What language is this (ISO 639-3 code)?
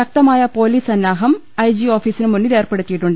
mal